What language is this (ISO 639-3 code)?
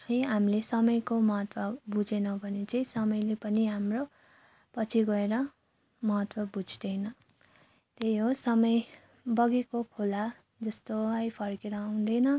nep